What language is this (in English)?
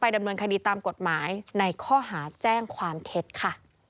Thai